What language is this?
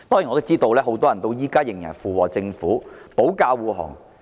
Cantonese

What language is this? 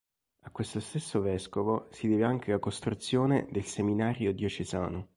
Italian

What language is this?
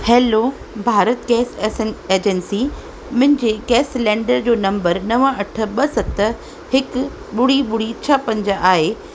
Sindhi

